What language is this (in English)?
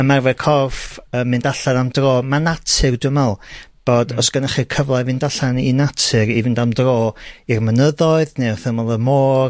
Welsh